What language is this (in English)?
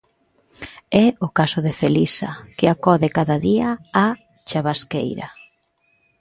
Galician